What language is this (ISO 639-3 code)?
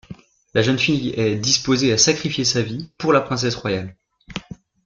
fra